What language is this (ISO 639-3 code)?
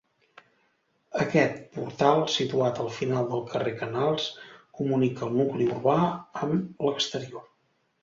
cat